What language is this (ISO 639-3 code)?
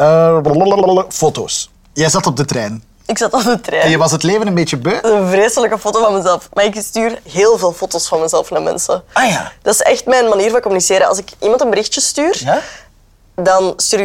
nld